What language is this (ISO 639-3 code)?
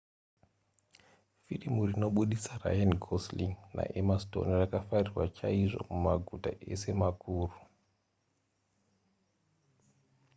sna